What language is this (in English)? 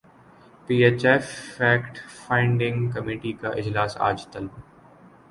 Urdu